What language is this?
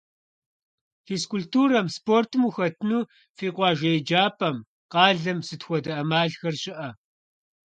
Kabardian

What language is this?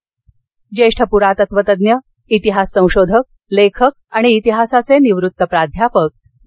Marathi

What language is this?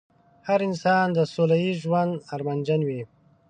Pashto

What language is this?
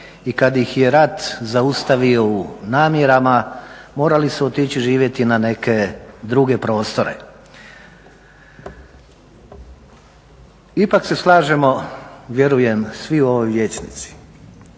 Croatian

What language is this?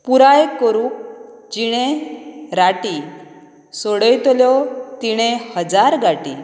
Konkani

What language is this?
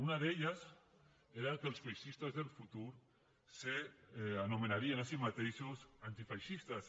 Catalan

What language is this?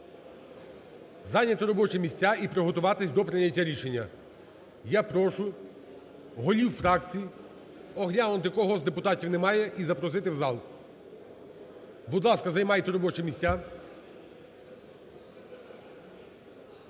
Ukrainian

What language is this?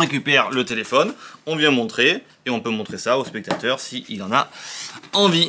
French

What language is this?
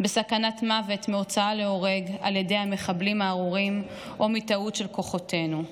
Hebrew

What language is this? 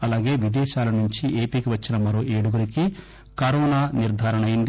Telugu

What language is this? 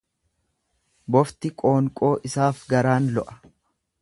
Oromo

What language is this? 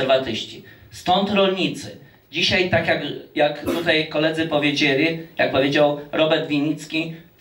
Polish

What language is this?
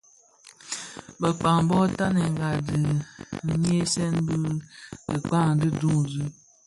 Bafia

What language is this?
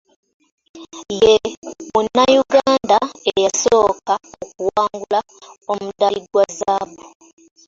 Ganda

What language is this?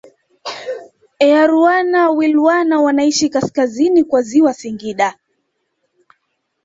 Swahili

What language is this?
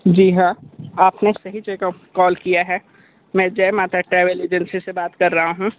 Hindi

